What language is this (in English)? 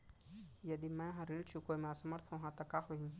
Chhattisgarhi